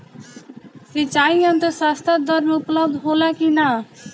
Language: Bhojpuri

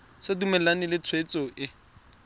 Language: Tswana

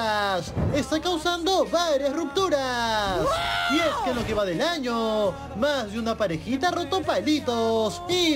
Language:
Spanish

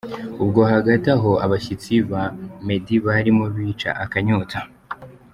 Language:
Kinyarwanda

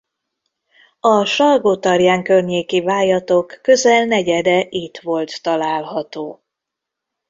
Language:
Hungarian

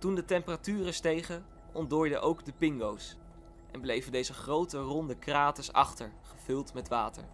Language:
Dutch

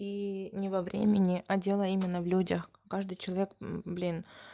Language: Russian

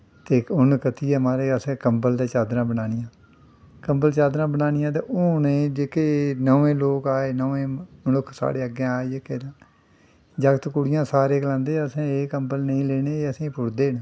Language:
Dogri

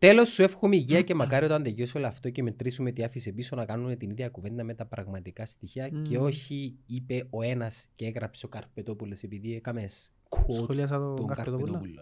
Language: Greek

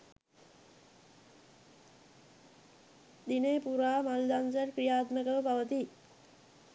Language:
Sinhala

